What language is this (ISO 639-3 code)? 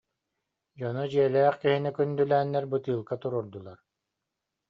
sah